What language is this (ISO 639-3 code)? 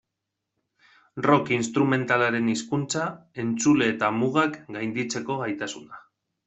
eus